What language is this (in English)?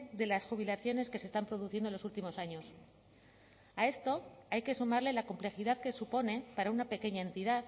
Spanish